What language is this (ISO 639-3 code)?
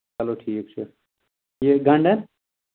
kas